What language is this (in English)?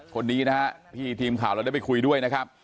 Thai